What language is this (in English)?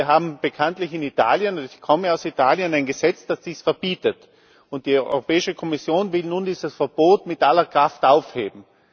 German